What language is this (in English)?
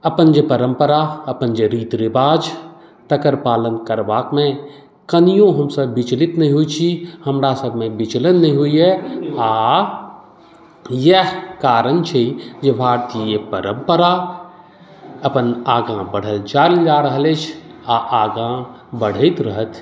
Maithili